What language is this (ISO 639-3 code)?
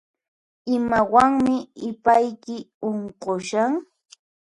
qxp